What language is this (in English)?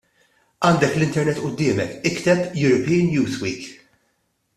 Maltese